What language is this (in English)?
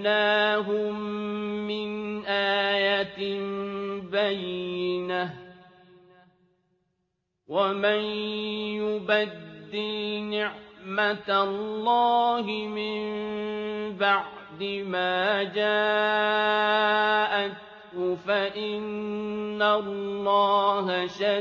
Arabic